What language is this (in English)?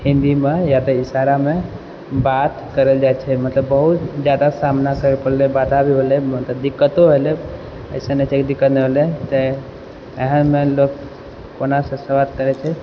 Maithili